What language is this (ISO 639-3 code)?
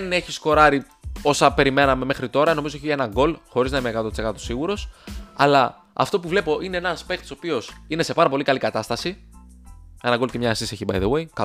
ell